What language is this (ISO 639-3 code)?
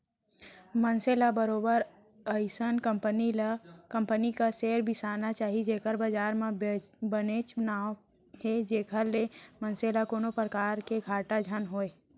hne